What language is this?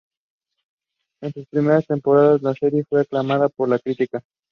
Spanish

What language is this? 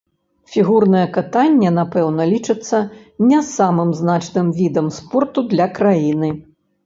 Belarusian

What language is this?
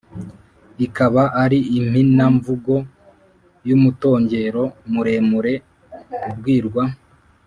Kinyarwanda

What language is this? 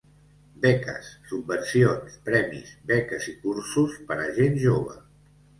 Catalan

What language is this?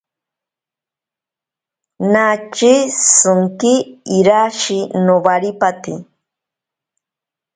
Ashéninka Perené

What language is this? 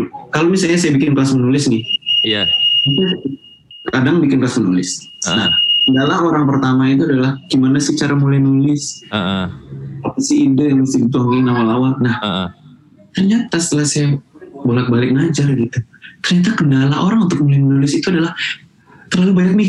Indonesian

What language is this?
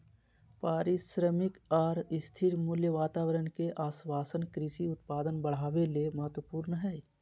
Magahi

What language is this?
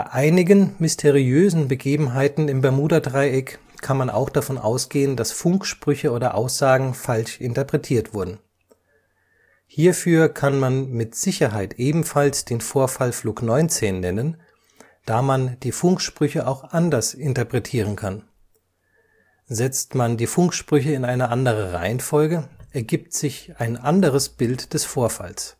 German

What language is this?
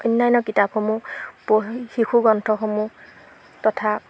Assamese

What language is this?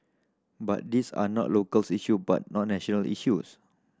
English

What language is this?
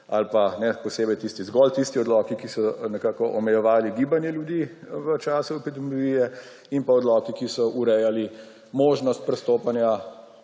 Slovenian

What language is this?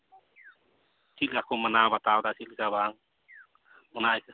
Santali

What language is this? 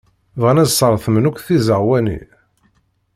Kabyle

